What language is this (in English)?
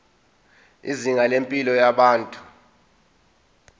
Zulu